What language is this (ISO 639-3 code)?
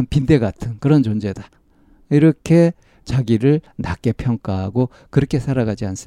kor